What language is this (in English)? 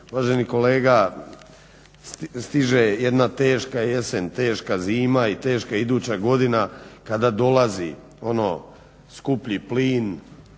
Croatian